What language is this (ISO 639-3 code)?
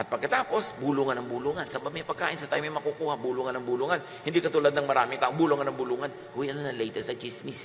fil